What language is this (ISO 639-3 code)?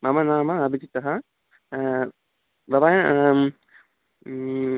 san